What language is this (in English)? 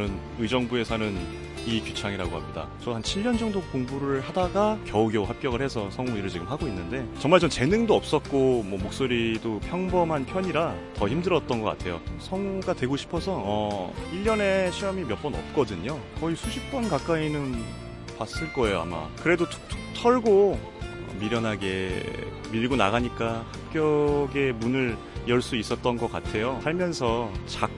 Korean